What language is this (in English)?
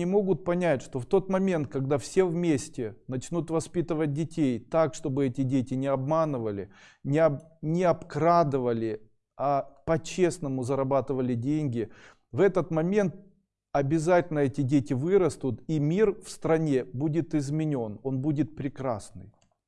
Russian